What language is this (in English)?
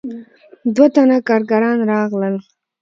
Pashto